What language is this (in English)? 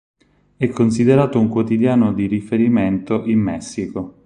Italian